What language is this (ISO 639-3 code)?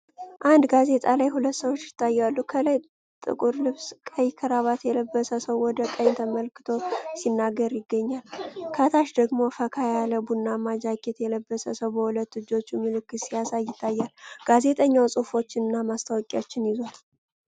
amh